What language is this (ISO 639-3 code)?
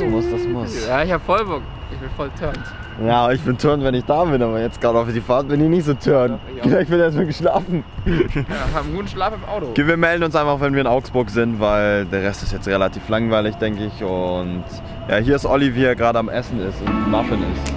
deu